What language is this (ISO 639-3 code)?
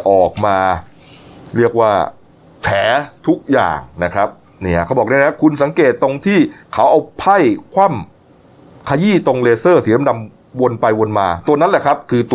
tha